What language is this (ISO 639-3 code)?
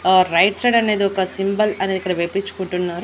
tel